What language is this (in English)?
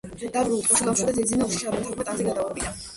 Georgian